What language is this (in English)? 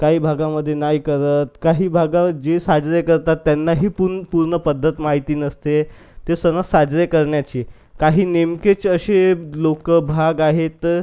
Marathi